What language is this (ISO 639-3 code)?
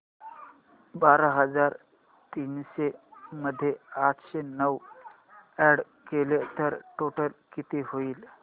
mar